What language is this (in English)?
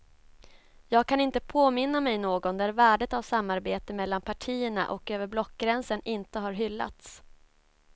Swedish